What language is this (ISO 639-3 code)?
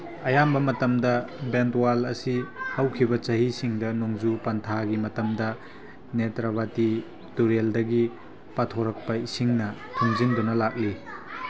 mni